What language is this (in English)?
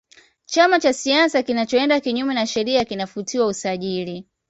Swahili